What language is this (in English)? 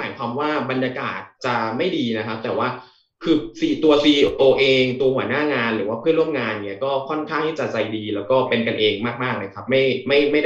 Thai